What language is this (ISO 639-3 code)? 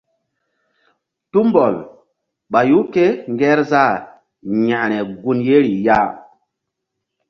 mdd